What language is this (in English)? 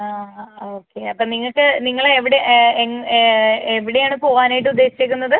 Malayalam